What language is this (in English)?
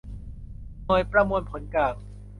Thai